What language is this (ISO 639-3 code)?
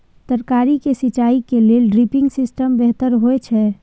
mai